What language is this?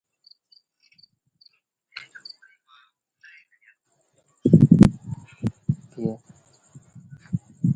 Sindhi Bhil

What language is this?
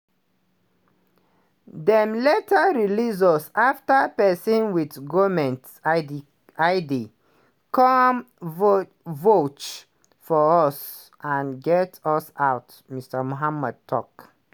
Nigerian Pidgin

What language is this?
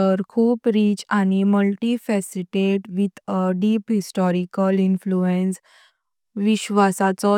Konkani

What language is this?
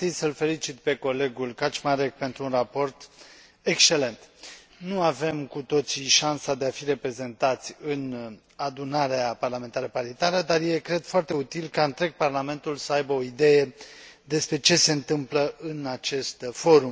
Romanian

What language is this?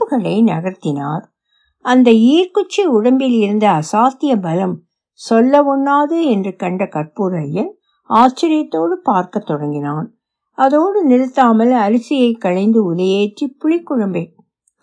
Tamil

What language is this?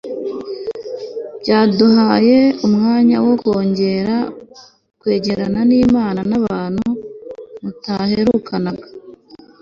Kinyarwanda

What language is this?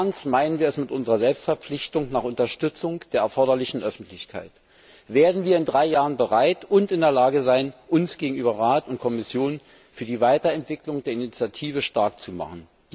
German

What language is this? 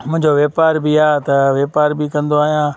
Sindhi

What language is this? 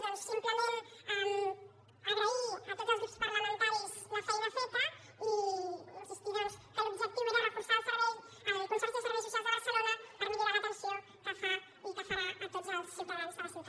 Catalan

